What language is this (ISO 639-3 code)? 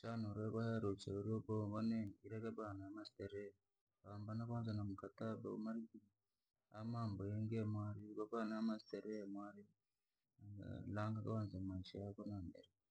lag